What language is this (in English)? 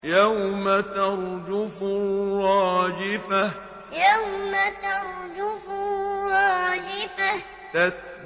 Arabic